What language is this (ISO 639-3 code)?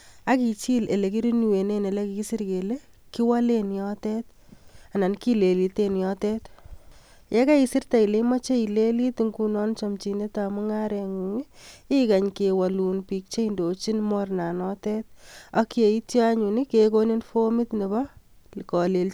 kln